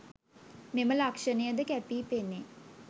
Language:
Sinhala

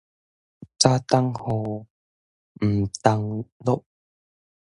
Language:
Min Nan Chinese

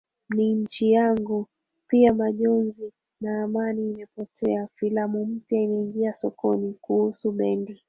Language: Swahili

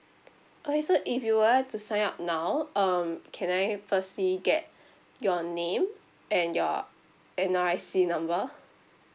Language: English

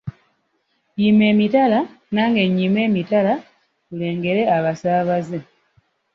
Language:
Ganda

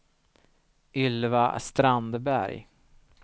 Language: Swedish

